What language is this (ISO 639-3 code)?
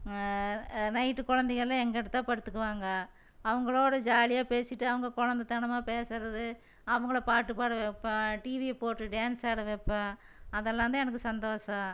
tam